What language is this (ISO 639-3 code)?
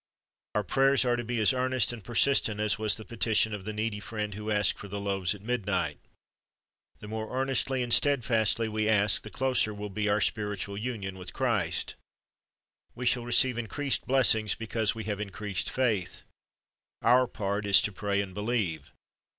eng